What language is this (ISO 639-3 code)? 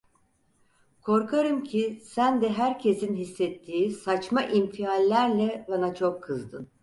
tur